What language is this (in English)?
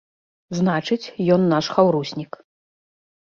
Belarusian